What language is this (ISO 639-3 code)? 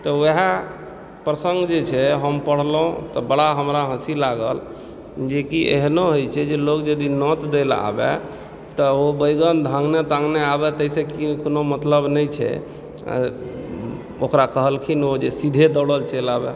mai